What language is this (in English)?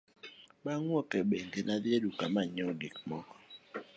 Luo (Kenya and Tanzania)